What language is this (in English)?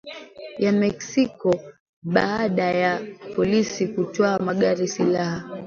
Swahili